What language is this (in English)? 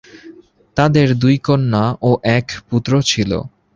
Bangla